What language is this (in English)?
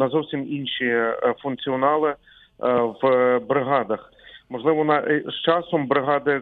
Ukrainian